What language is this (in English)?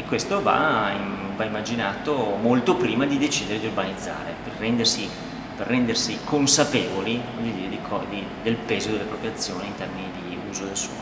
Italian